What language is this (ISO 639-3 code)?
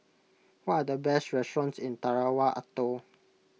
eng